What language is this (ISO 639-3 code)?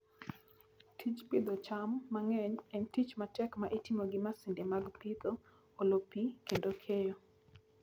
luo